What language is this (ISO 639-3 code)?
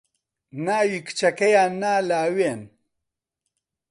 ckb